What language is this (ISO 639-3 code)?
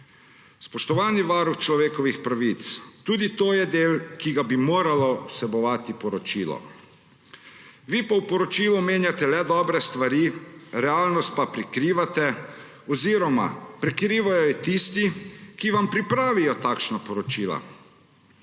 slv